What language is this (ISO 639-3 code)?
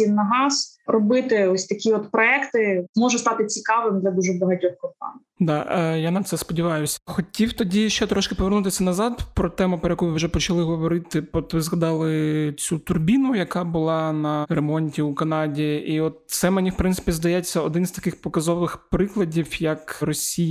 ukr